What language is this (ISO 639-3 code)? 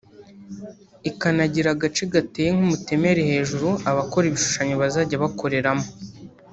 kin